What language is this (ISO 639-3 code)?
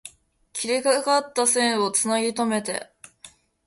jpn